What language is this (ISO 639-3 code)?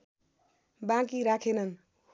nep